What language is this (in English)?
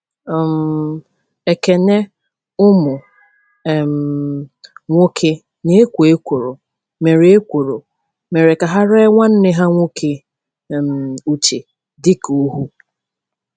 Igbo